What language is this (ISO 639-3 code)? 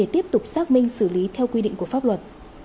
vie